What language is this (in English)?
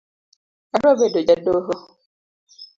Luo (Kenya and Tanzania)